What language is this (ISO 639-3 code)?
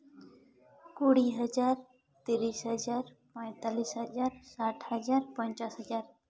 sat